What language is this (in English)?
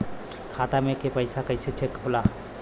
Bhojpuri